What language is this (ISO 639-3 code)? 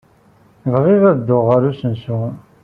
kab